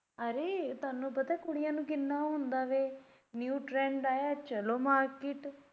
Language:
Punjabi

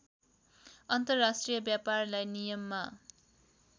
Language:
Nepali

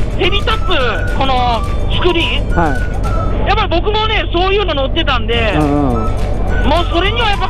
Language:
Japanese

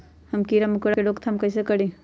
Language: Magahi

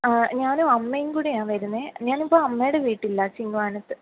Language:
Malayalam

